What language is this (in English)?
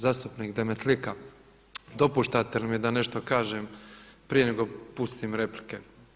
Croatian